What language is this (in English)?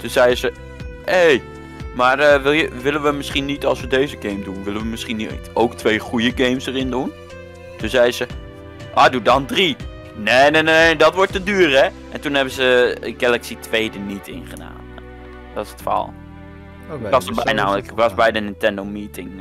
Dutch